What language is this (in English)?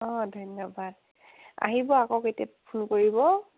Assamese